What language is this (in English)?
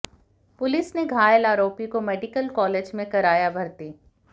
Hindi